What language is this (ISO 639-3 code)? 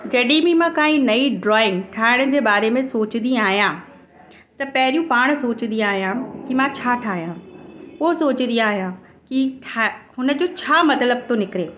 snd